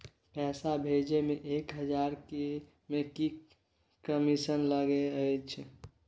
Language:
Maithili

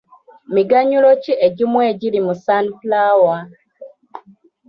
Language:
Ganda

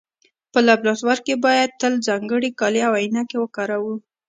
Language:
Pashto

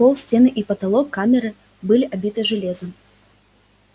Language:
Russian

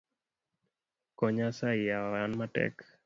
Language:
Luo (Kenya and Tanzania)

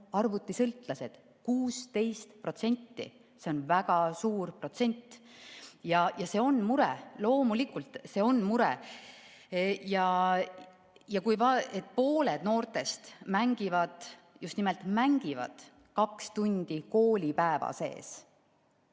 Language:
Estonian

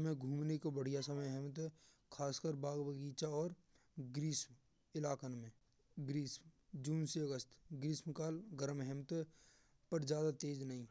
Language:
Braj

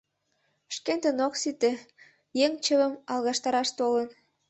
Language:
Mari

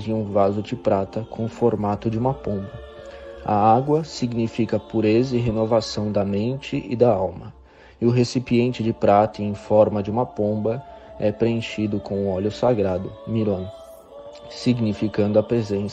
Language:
Portuguese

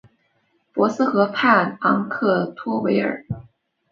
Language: Chinese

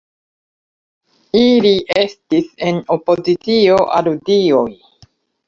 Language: Esperanto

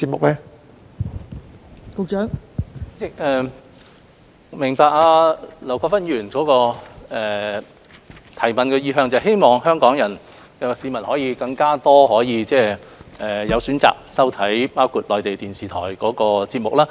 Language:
Cantonese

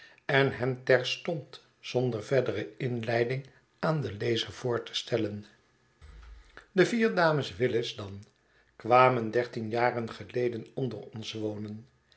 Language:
Dutch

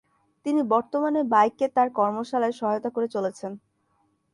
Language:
Bangla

